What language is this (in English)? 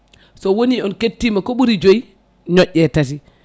Fula